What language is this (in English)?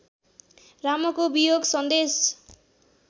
Nepali